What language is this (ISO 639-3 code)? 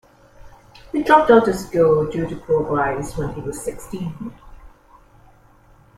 eng